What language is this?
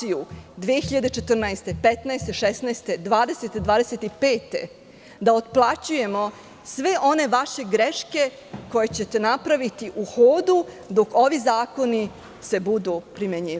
Serbian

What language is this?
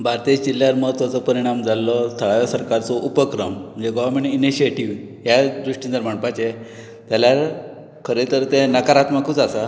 Konkani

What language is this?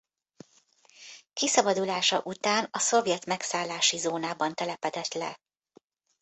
Hungarian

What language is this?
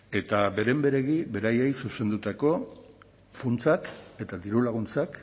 Basque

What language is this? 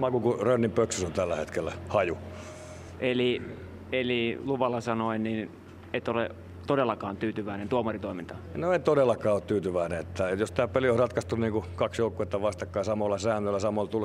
Finnish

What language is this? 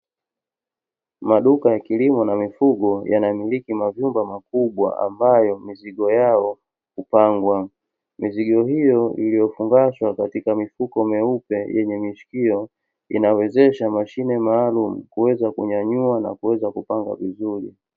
Swahili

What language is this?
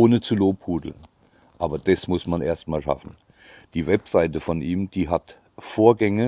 German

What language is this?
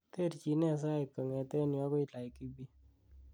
Kalenjin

